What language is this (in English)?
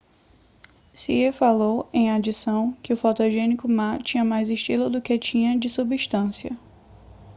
Portuguese